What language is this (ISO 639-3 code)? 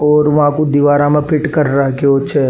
raj